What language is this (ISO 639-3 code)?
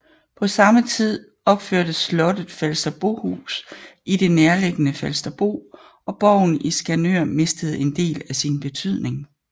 dan